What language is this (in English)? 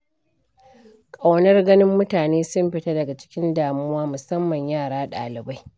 Hausa